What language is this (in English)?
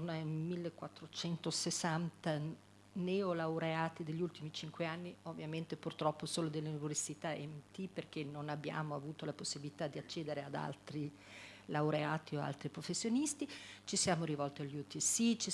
Italian